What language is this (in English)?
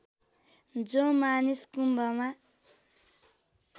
Nepali